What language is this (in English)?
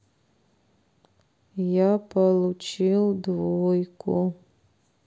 Russian